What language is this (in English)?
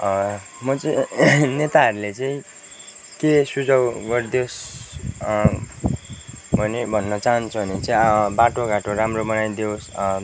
Nepali